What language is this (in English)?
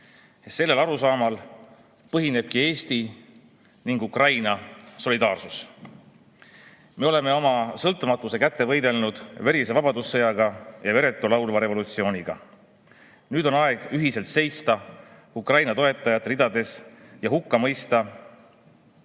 Estonian